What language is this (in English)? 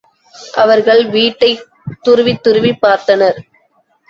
Tamil